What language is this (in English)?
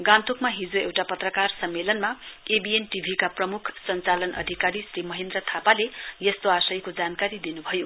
Nepali